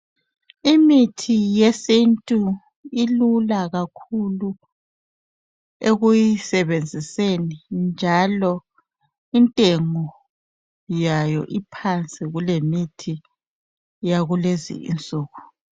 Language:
North Ndebele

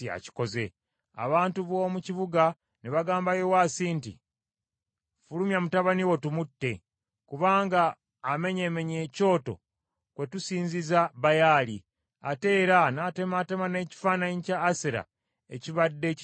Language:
Ganda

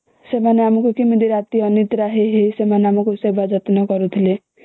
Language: Odia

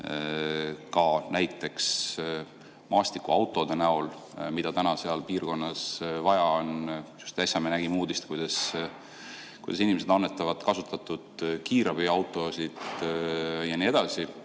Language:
Estonian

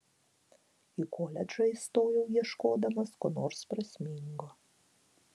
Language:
Lithuanian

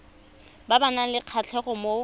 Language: Tswana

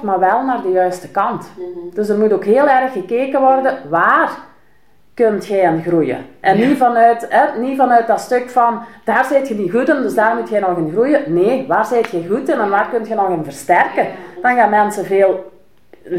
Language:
Dutch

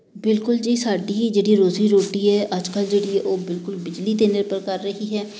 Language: Punjabi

